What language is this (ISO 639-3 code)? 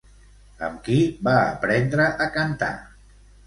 cat